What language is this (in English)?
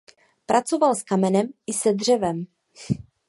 Czech